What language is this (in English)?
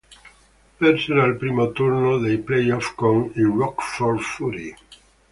Italian